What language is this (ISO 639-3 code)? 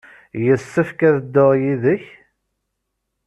kab